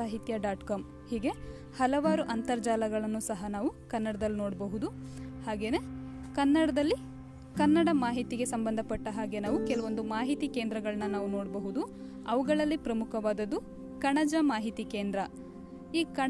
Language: Kannada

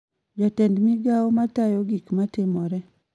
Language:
Luo (Kenya and Tanzania)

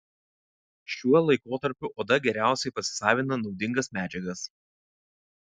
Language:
Lithuanian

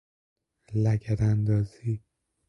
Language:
Persian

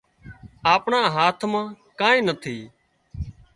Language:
Wadiyara Koli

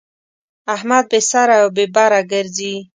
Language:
Pashto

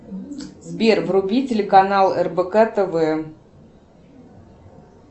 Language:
Russian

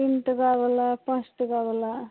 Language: Maithili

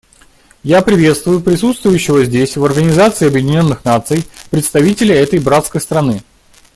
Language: Russian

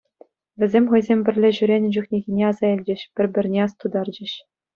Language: Chuvash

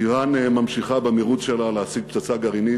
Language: Hebrew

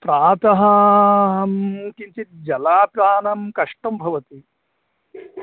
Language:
Sanskrit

